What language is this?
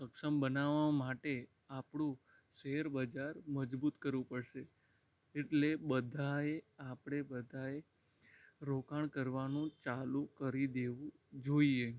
Gujarati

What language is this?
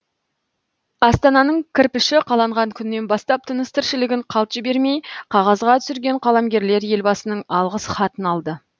Kazakh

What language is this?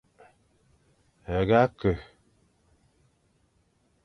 Fang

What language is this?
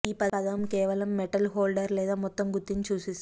Telugu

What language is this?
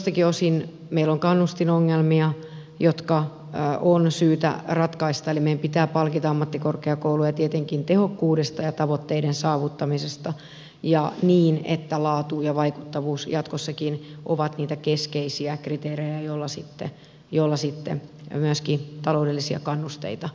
Finnish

